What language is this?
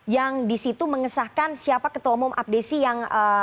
Indonesian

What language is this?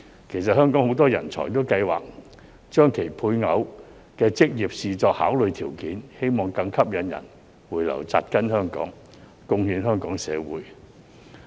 Cantonese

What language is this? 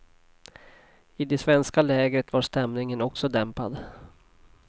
Swedish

